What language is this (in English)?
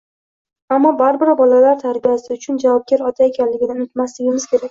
Uzbek